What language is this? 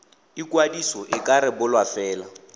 Tswana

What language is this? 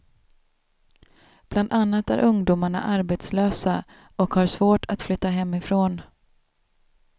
Swedish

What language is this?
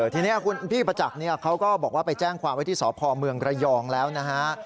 Thai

